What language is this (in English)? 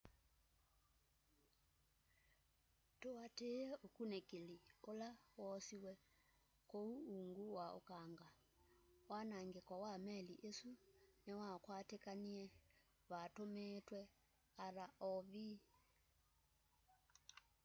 Kamba